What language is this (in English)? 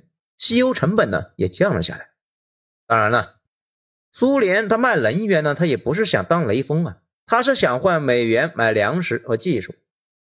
Chinese